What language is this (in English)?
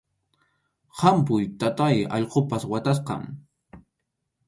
Arequipa-La Unión Quechua